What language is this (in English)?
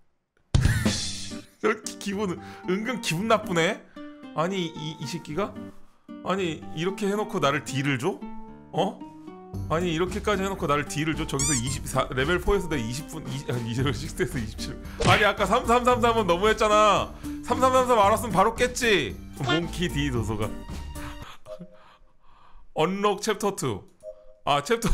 Korean